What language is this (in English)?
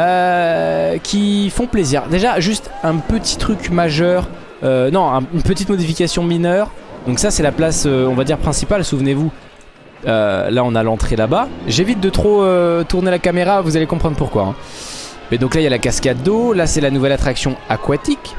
French